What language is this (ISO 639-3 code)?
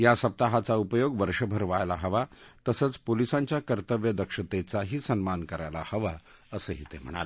mar